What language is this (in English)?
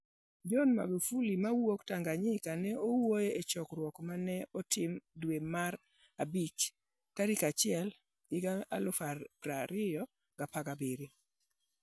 Luo (Kenya and Tanzania)